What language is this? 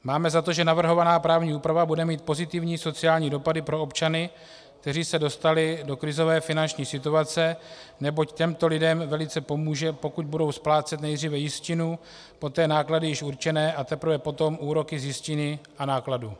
Czech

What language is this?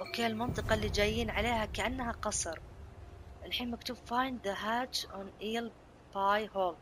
Arabic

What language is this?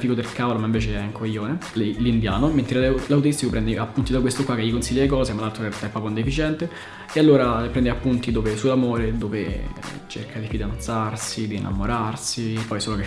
Italian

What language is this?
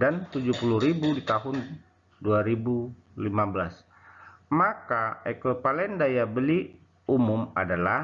Indonesian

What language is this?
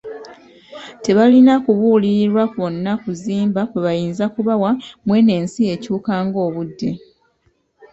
Ganda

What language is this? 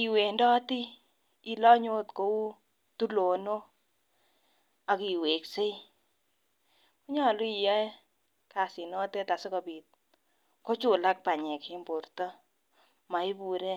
Kalenjin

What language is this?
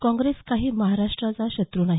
Marathi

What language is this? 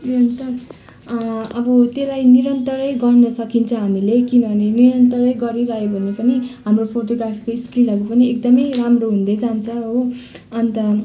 Nepali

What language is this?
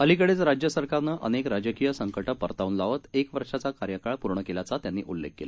Marathi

